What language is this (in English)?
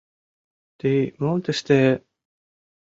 Mari